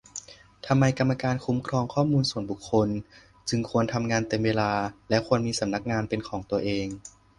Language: Thai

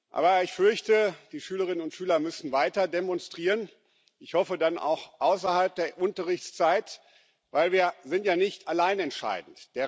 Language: German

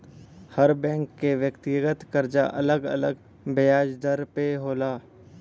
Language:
Bhojpuri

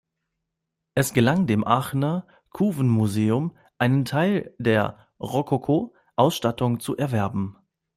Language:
German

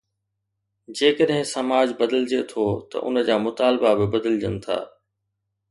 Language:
Sindhi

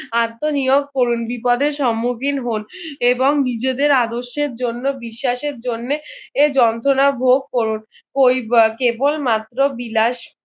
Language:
Bangla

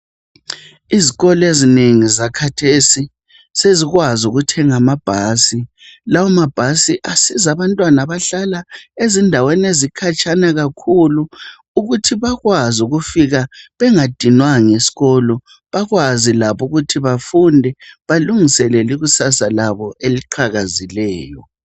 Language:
North Ndebele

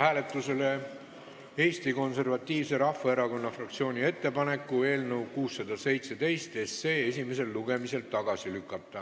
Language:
Estonian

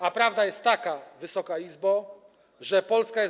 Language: Polish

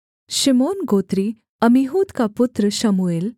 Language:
Hindi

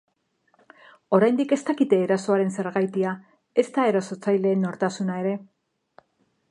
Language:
Basque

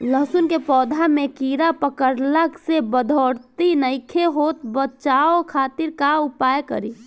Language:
Bhojpuri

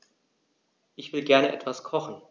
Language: German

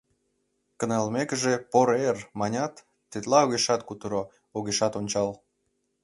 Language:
Mari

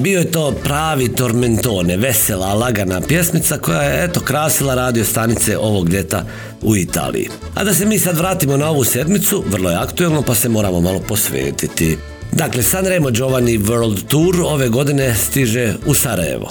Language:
Croatian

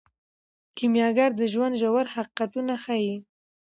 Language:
Pashto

